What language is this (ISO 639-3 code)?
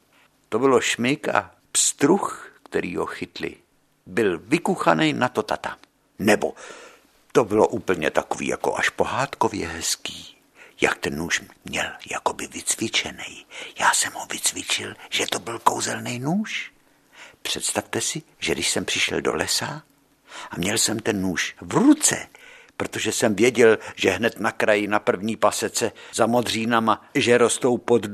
ces